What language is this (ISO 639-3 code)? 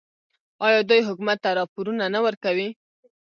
pus